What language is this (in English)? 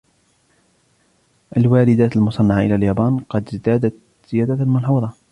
Arabic